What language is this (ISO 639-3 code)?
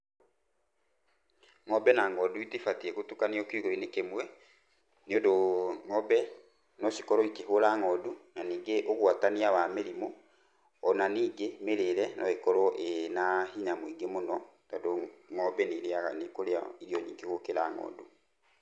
kik